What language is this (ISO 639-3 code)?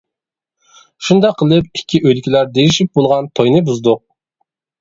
uig